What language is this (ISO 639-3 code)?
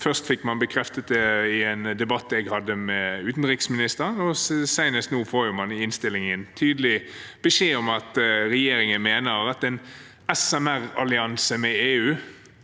nor